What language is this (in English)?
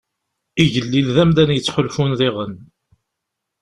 Kabyle